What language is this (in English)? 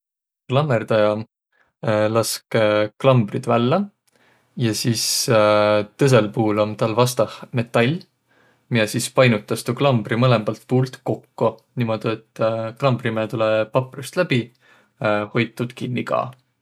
Võro